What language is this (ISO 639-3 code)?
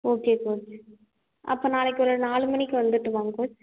tam